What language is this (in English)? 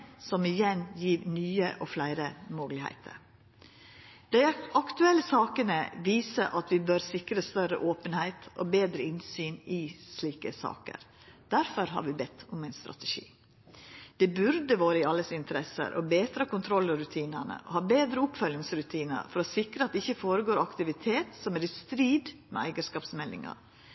Norwegian Nynorsk